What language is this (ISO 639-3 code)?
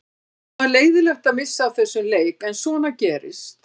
isl